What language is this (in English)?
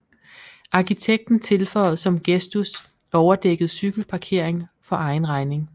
Danish